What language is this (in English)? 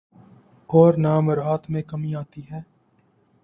Urdu